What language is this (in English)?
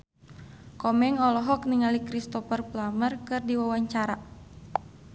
Sundanese